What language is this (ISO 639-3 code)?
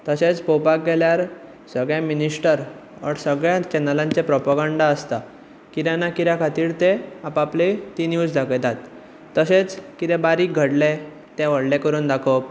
kok